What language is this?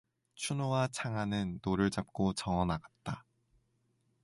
Korean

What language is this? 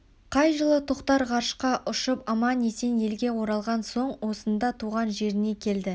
Kazakh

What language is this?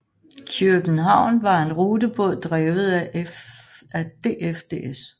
Danish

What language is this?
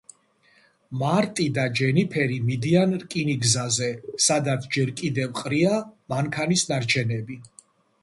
Georgian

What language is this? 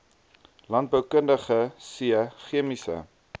Afrikaans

